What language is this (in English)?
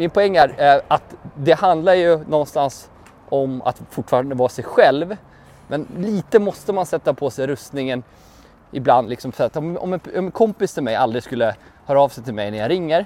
Swedish